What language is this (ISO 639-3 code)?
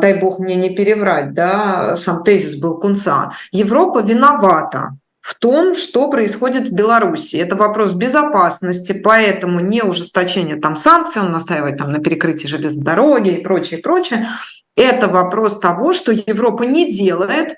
rus